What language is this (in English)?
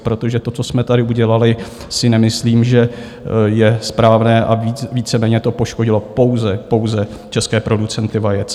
Czech